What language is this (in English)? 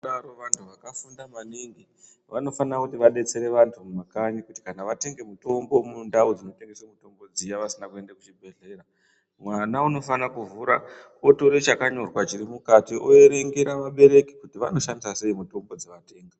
Ndau